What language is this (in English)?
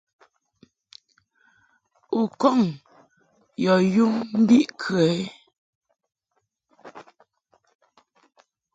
Mungaka